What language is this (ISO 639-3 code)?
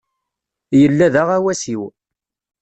kab